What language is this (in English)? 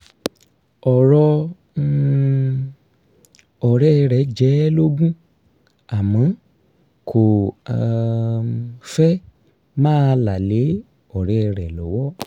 Yoruba